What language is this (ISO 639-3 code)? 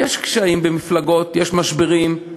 heb